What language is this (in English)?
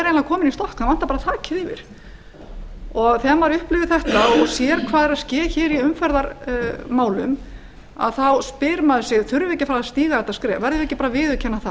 Icelandic